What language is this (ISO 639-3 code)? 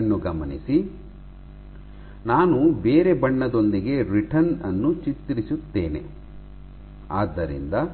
kan